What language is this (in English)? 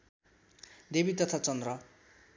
Nepali